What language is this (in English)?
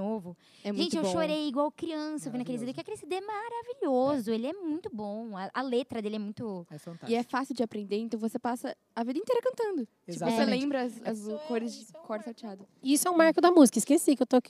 Portuguese